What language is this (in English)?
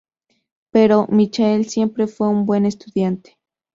Spanish